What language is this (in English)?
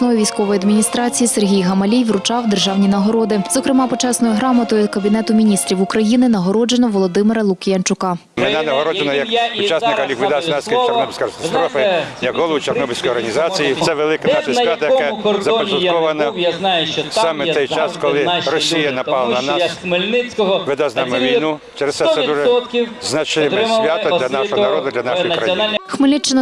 Ukrainian